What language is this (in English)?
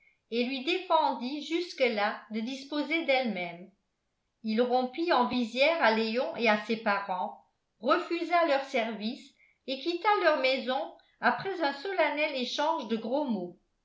French